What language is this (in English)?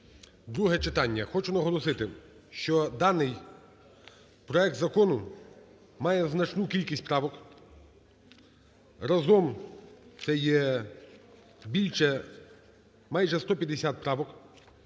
Ukrainian